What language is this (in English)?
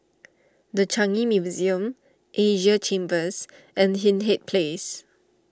English